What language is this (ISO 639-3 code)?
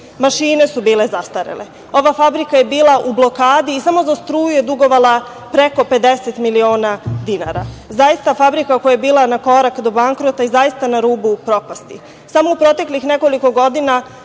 srp